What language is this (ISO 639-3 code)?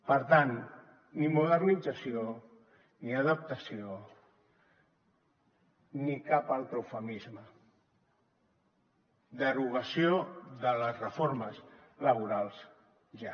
cat